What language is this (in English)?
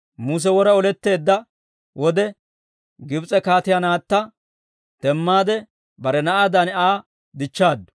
Dawro